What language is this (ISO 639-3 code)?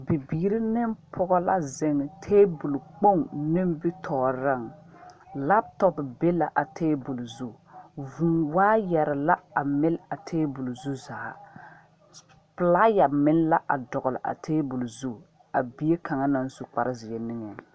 dga